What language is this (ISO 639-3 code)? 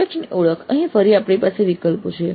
guj